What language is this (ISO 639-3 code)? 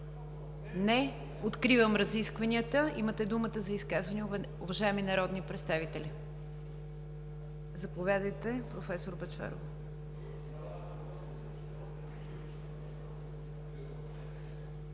bul